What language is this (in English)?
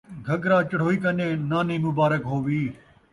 Saraiki